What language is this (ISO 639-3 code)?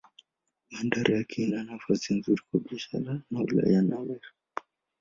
swa